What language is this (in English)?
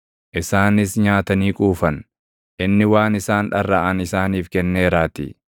Oromo